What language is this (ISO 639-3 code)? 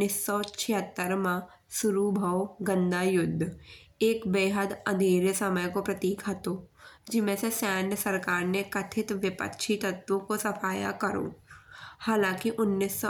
bns